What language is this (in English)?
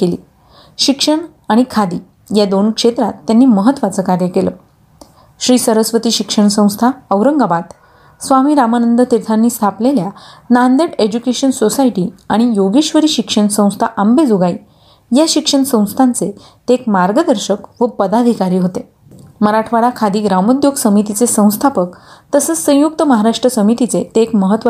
Marathi